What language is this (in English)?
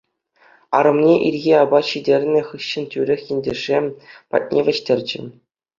Chuvash